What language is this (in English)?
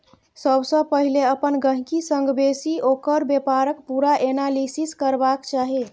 Maithili